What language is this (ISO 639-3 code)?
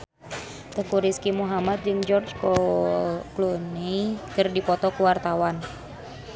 sun